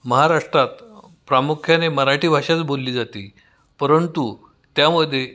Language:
Marathi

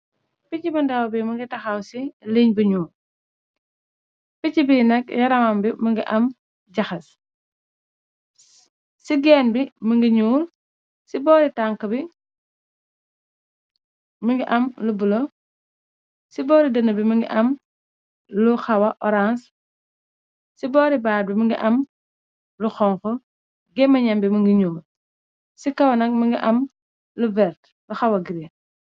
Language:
Wolof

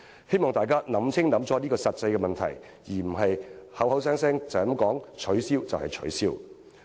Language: Cantonese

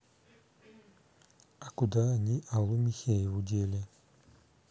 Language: Russian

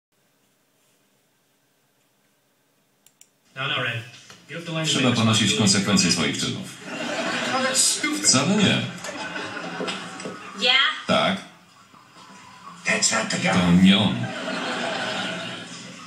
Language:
Polish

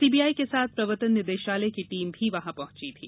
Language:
Hindi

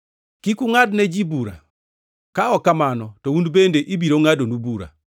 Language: Luo (Kenya and Tanzania)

